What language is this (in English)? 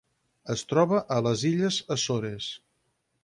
Catalan